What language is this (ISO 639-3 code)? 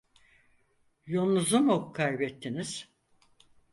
tur